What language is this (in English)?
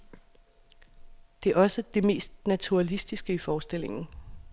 Danish